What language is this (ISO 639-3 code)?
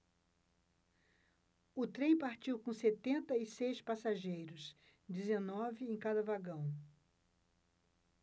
por